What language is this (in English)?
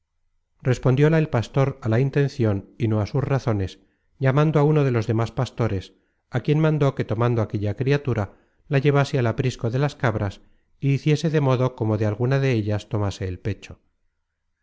Spanish